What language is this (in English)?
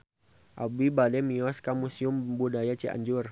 Sundanese